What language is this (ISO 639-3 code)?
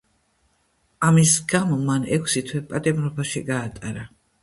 kat